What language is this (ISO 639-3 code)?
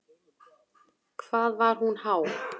isl